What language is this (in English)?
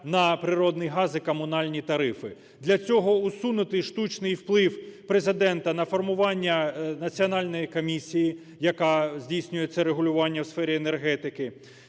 Ukrainian